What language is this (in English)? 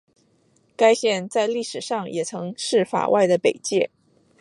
Chinese